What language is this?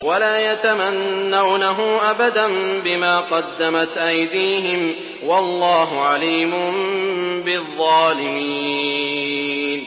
Arabic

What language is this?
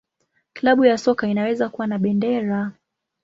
Swahili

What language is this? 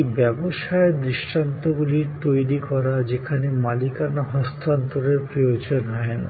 Bangla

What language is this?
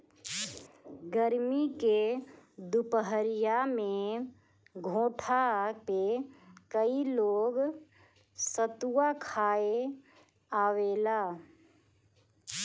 Bhojpuri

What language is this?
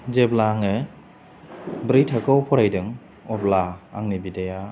Bodo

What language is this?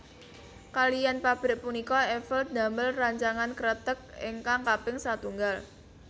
Javanese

